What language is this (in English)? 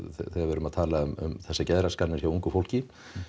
Icelandic